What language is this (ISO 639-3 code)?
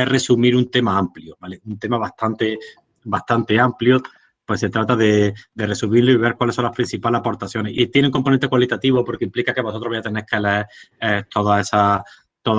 spa